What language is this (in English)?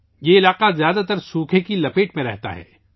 Urdu